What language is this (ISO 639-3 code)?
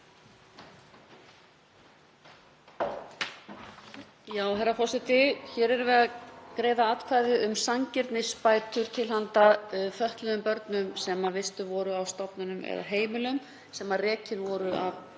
isl